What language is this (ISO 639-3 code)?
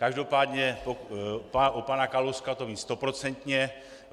ces